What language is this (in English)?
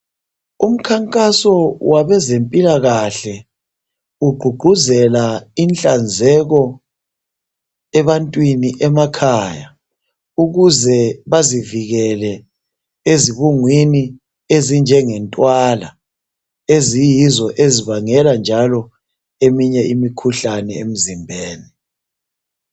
North Ndebele